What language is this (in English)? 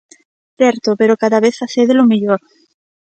Galician